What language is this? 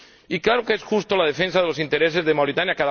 Spanish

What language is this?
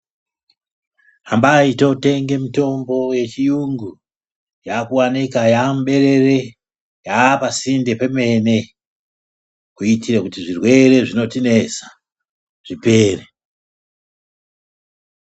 Ndau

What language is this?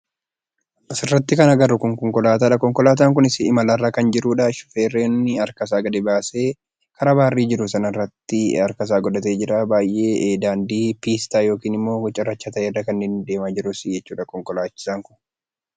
Oromo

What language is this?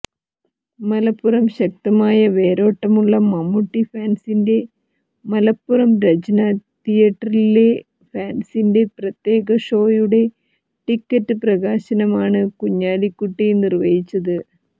Malayalam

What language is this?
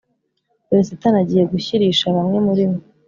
Kinyarwanda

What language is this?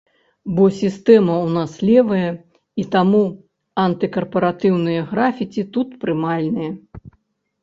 Belarusian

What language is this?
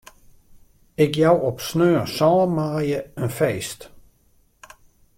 Western Frisian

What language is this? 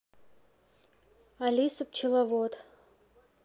Russian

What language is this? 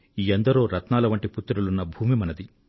Telugu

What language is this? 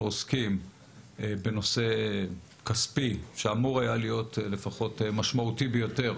Hebrew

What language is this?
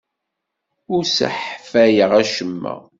Kabyle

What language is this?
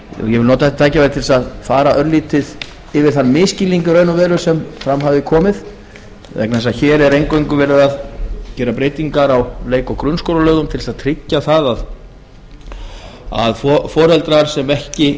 Icelandic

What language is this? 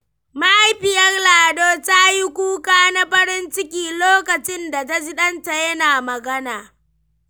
Hausa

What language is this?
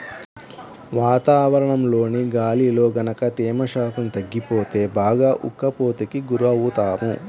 Telugu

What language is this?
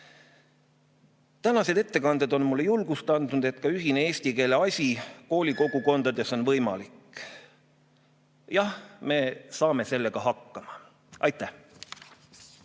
Estonian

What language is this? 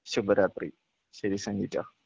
Malayalam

